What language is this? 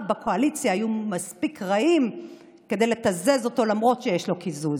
Hebrew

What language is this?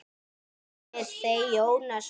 Icelandic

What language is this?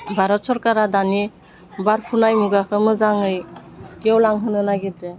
Bodo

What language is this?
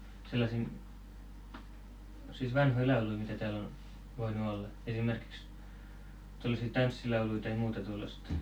Finnish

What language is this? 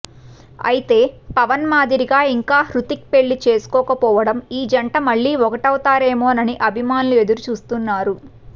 Telugu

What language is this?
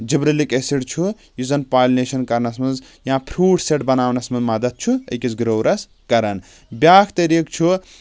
Kashmiri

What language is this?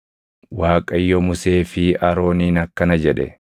Oromo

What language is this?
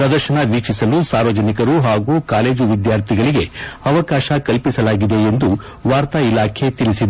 Kannada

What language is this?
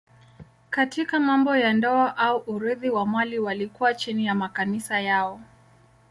Swahili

